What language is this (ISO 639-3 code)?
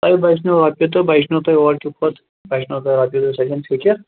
kas